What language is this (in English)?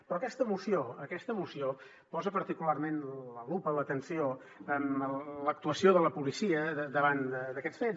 Catalan